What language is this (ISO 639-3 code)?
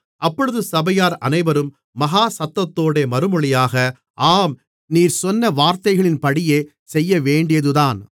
tam